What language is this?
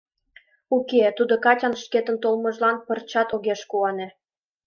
Mari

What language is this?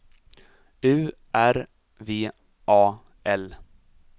Swedish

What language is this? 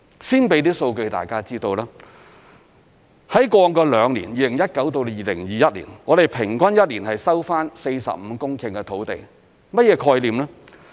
Cantonese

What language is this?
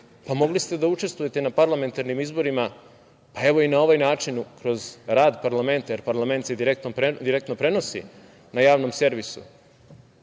Serbian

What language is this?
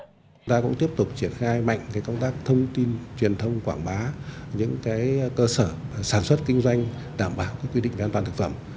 Vietnamese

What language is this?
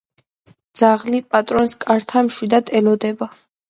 Georgian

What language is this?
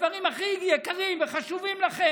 Hebrew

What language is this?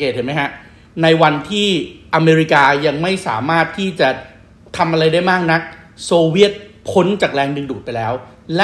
Thai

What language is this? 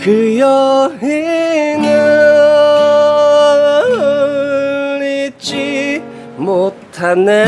Korean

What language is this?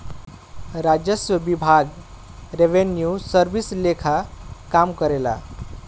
Bhojpuri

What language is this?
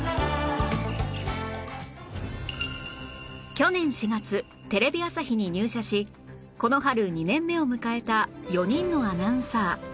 Japanese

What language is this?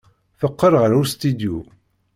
Kabyle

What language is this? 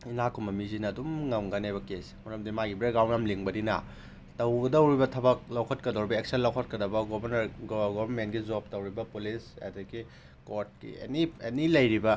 Manipuri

